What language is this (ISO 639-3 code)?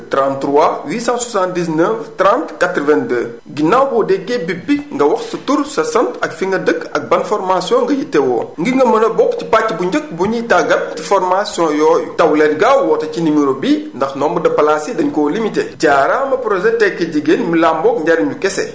wol